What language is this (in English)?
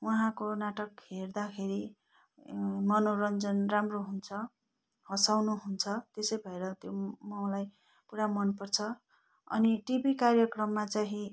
Nepali